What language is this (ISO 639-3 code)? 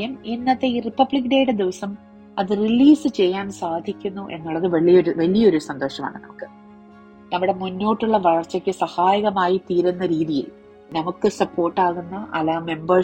mal